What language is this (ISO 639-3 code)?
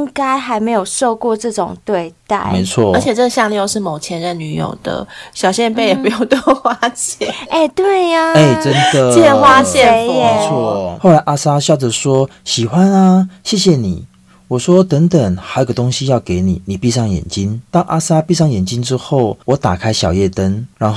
zho